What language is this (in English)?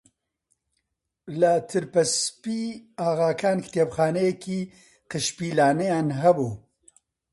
Central Kurdish